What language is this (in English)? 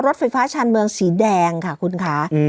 Thai